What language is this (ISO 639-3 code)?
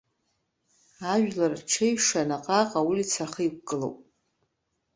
abk